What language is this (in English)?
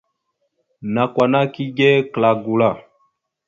Mada (Cameroon)